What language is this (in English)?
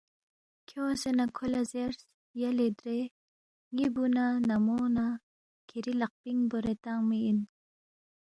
Balti